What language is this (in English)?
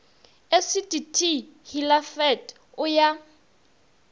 Northern Sotho